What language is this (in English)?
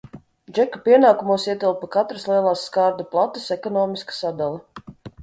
Latvian